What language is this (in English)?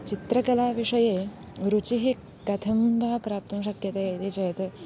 Sanskrit